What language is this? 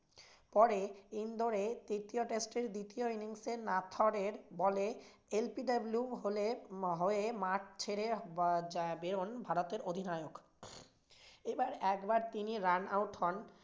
Bangla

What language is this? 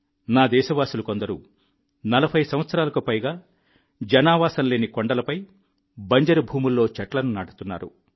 Telugu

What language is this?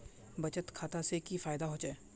Magahi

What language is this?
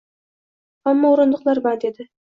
Uzbek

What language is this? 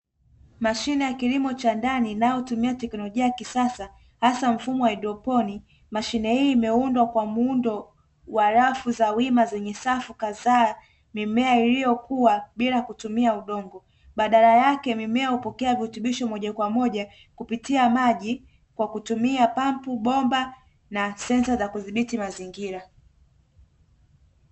Swahili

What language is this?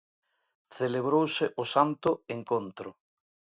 Galician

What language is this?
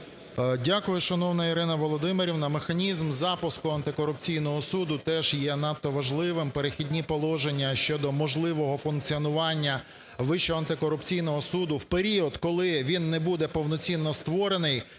Ukrainian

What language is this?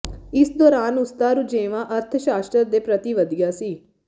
Punjabi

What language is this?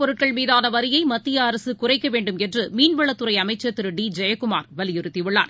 Tamil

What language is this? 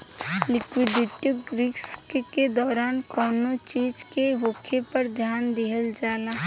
Bhojpuri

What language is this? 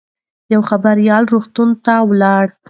Pashto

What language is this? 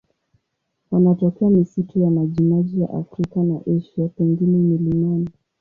Swahili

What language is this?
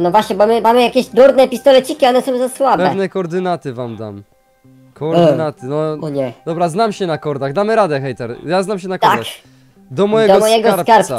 Polish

